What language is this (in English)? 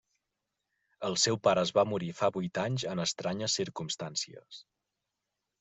Catalan